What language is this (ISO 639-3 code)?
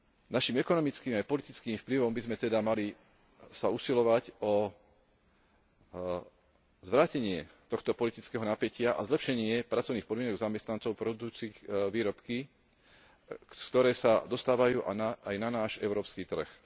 slk